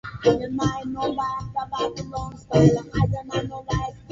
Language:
Swahili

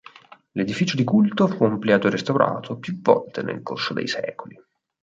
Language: Italian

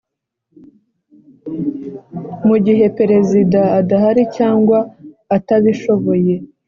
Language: Kinyarwanda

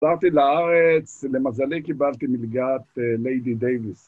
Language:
Hebrew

